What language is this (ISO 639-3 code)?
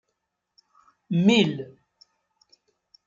kab